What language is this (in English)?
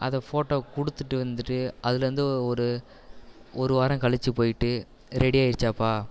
Tamil